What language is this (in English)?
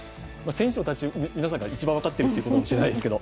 Japanese